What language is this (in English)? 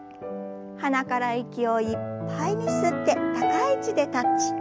Japanese